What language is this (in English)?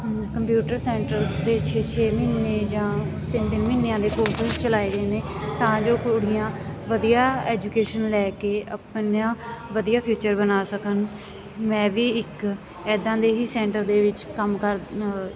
Punjabi